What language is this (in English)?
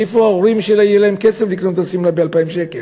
Hebrew